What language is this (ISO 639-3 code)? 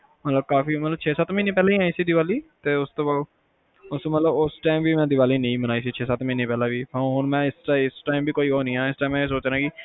pan